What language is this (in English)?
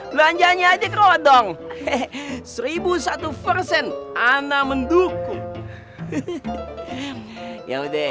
Indonesian